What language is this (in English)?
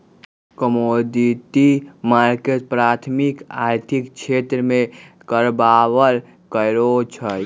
Magahi